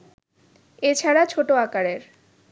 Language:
Bangla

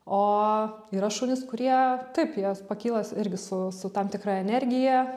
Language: Lithuanian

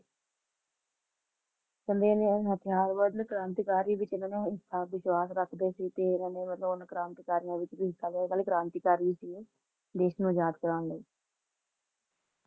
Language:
Punjabi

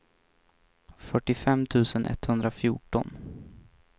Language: Swedish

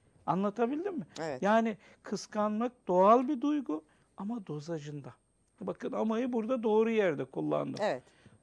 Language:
Turkish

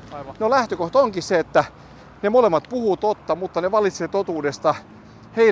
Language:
Finnish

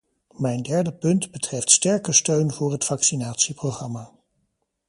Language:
Dutch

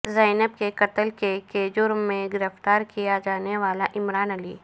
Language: Urdu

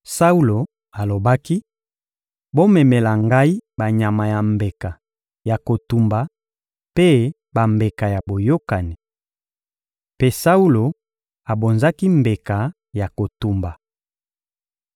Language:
Lingala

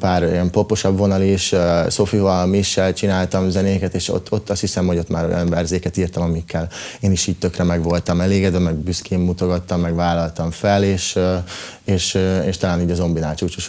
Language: Hungarian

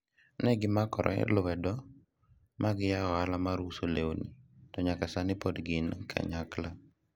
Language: Luo (Kenya and Tanzania)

